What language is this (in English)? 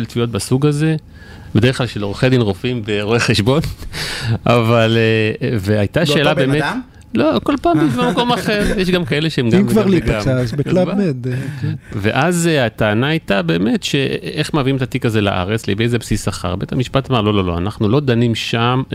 Hebrew